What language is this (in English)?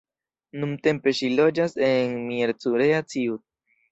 Esperanto